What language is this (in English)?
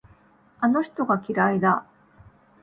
Japanese